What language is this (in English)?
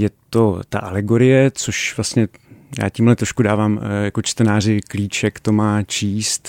Czech